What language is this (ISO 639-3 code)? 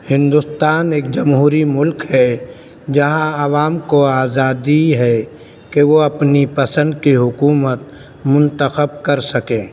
urd